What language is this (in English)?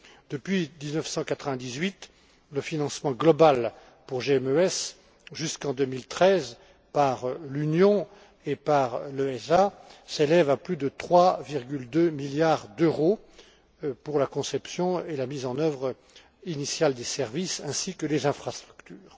French